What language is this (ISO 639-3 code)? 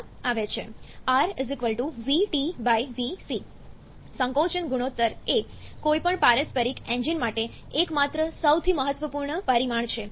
guj